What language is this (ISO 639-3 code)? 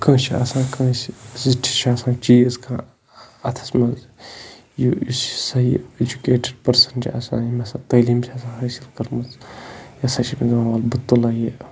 kas